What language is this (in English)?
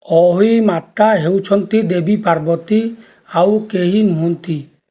Odia